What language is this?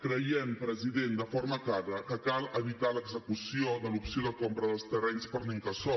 Catalan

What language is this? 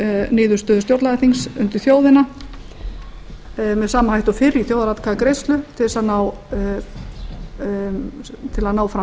Icelandic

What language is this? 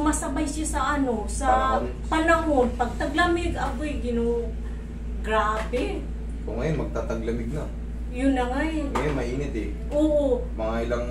Filipino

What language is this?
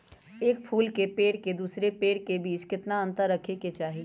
Magahi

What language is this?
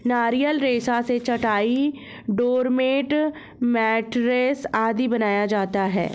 Hindi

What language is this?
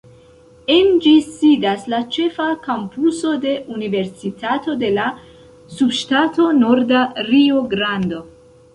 Esperanto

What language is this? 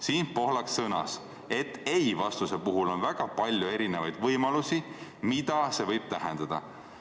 Estonian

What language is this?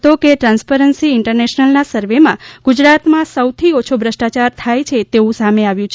Gujarati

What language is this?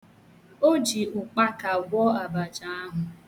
Igbo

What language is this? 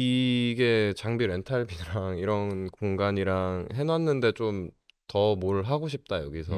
Korean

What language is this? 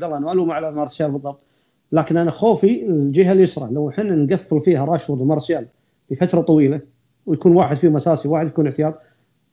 Arabic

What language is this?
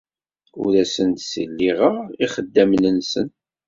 Kabyle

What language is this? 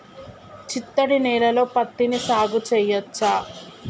Telugu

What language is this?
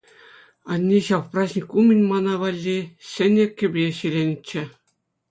Chuvash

